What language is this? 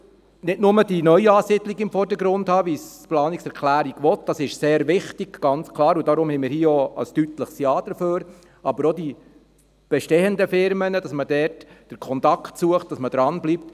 Swiss German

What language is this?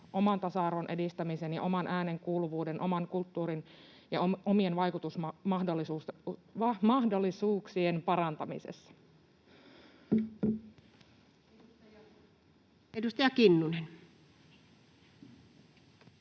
Finnish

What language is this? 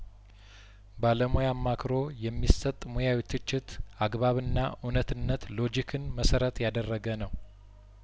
Amharic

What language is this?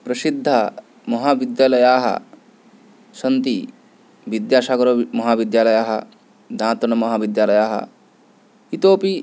Sanskrit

